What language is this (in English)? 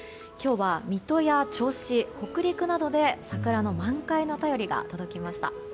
Japanese